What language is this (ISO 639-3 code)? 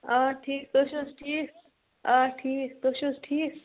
kas